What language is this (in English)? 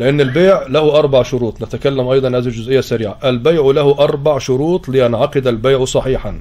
Arabic